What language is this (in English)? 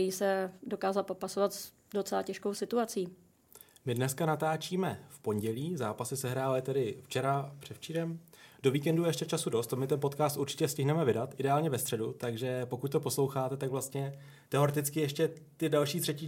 Czech